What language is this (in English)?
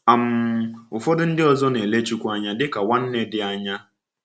Igbo